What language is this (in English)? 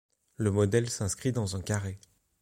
French